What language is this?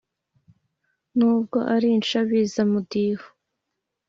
Kinyarwanda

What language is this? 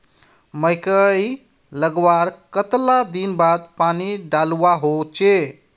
Magahi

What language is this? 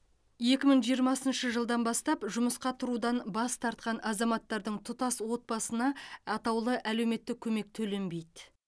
Kazakh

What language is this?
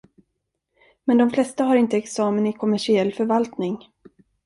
Swedish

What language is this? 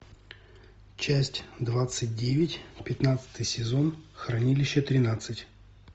Russian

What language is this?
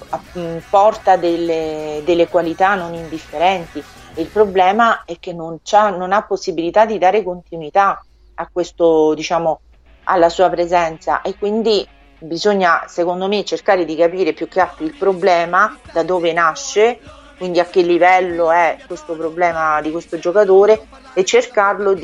Italian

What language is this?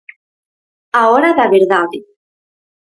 Galician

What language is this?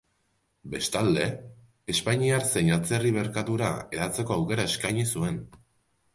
Basque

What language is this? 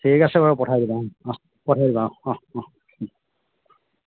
Assamese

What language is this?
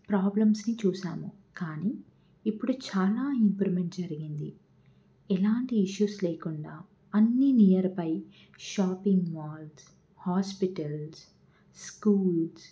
Telugu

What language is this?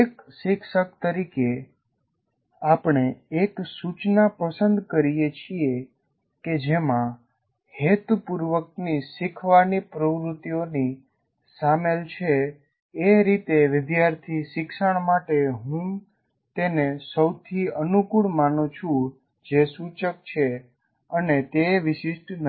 Gujarati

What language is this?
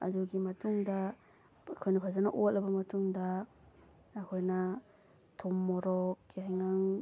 Manipuri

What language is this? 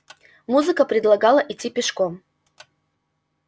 Russian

